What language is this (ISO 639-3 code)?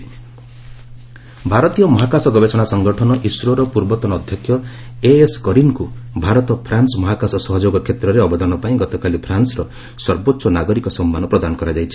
ori